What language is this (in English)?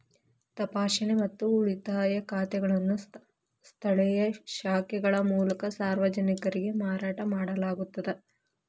Kannada